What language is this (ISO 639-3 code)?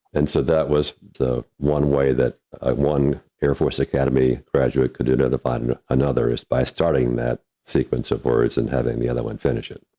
eng